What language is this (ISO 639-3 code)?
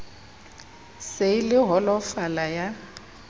sot